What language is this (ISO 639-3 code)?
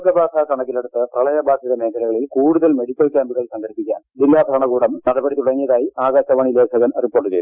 mal